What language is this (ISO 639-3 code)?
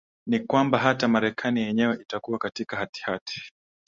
swa